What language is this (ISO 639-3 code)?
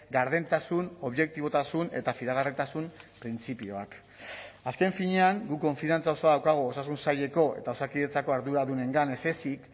eus